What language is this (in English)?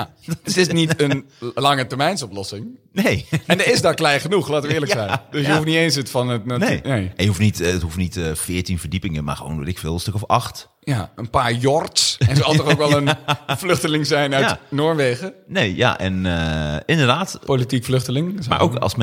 Dutch